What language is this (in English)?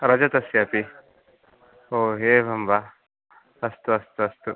Sanskrit